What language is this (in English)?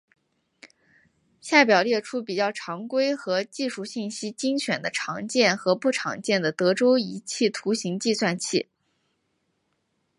Chinese